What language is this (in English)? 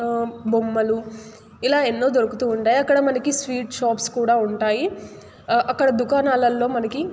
Telugu